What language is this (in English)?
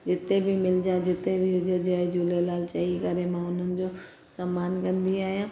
Sindhi